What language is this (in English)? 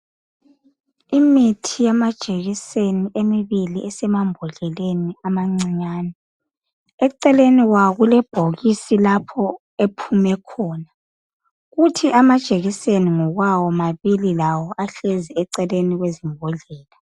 North Ndebele